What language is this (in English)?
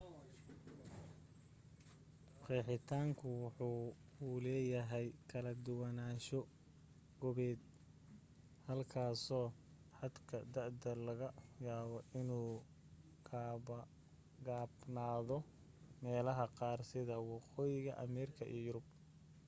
Somali